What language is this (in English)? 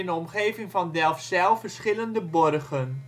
Dutch